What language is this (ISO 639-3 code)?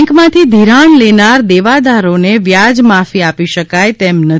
guj